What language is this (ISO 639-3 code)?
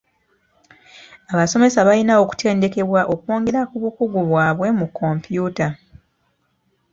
lug